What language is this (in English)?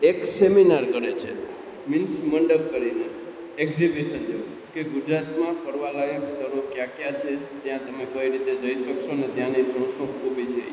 Gujarati